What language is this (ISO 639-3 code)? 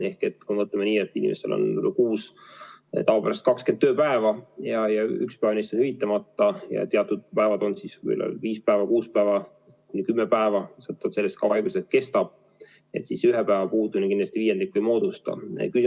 est